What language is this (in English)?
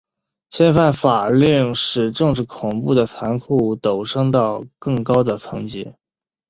Chinese